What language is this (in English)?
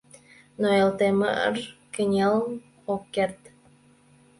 Mari